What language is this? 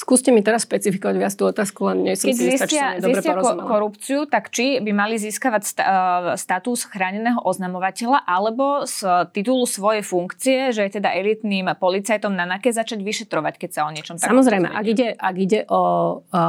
Slovak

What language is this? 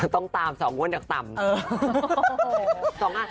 Thai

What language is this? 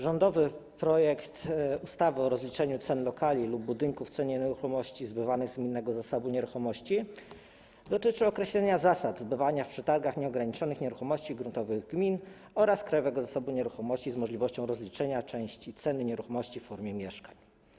Polish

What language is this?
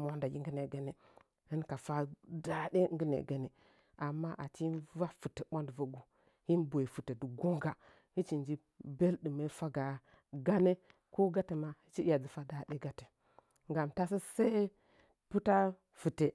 Nzanyi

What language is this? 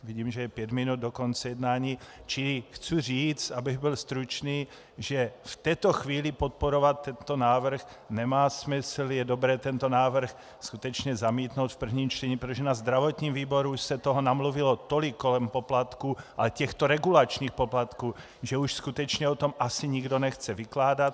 Czech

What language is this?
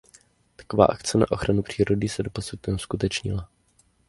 Czech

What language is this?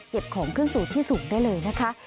Thai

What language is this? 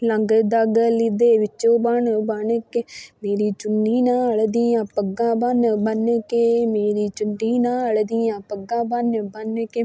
Punjabi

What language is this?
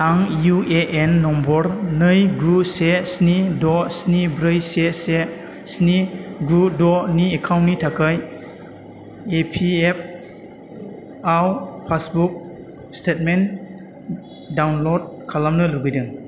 Bodo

